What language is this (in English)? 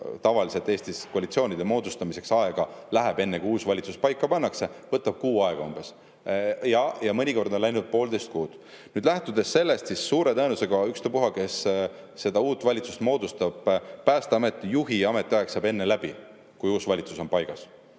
Estonian